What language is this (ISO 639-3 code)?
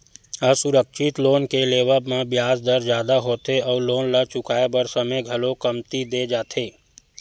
hne